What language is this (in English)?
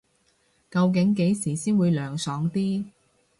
Cantonese